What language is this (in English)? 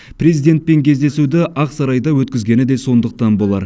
Kazakh